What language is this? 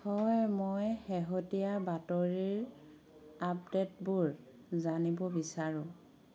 Assamese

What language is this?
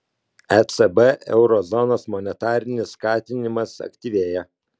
Lithuanian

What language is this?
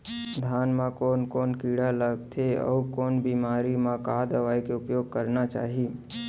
Chhattisgarhi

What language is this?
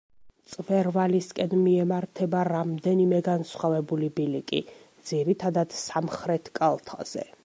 Georgian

